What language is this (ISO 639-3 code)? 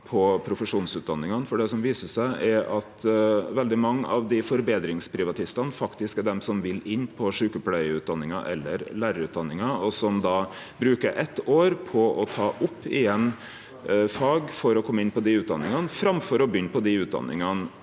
nor